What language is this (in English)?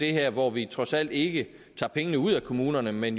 Danish